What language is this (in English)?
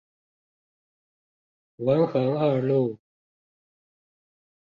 Chinese